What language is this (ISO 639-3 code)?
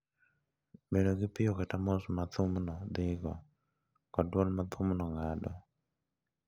luo